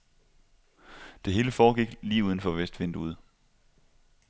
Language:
Danish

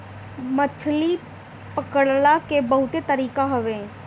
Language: Bhojpuri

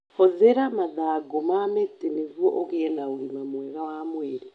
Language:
Kikuyu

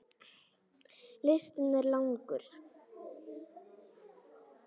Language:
Icelandic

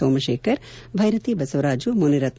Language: Kannada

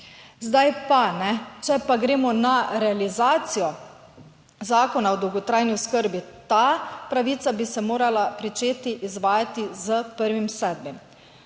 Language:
Slovenian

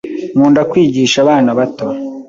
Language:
Kinyarwanda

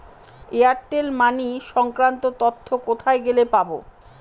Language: Bangla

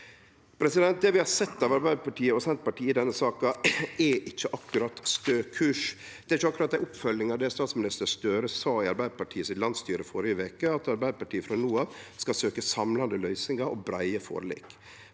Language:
Norwegian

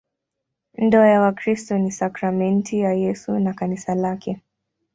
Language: Swahili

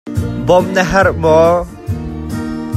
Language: Hakha Chin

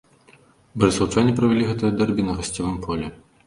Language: Belarusian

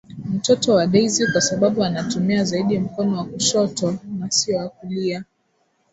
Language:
Swahili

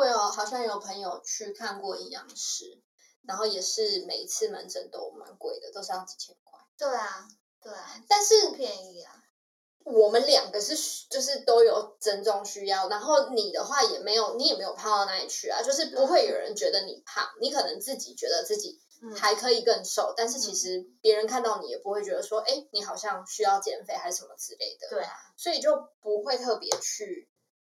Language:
Chinese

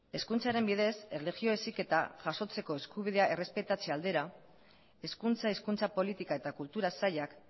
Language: Basque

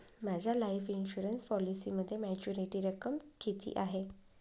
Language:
Marathi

